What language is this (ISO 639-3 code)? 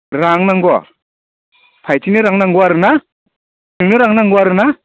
brx